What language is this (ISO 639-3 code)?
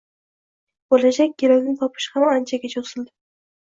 uzb